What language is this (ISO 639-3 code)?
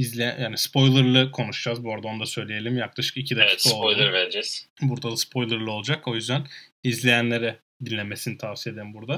tur